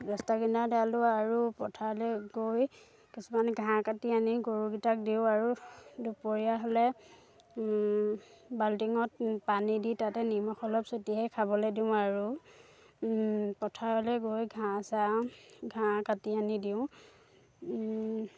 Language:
Assamese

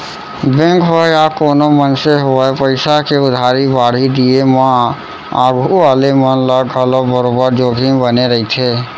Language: Chhattisgarhi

